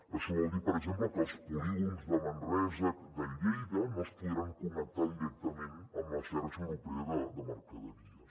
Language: Catalan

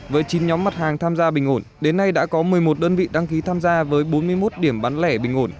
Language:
Vietnamese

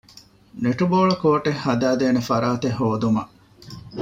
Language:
Divehi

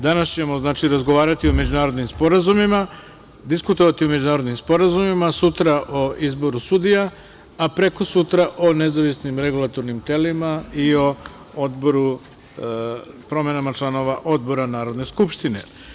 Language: Serbian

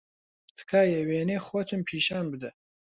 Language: Central Kurdish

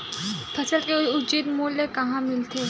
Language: Chhattisgarhi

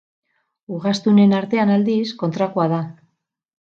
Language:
Basque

